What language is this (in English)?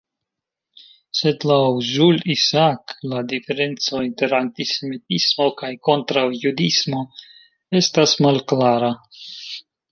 Esperanto